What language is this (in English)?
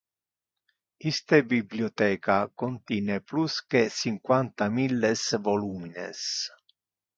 Interlingua